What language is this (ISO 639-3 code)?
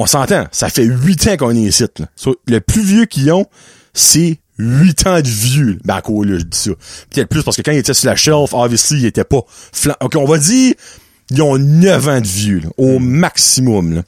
fra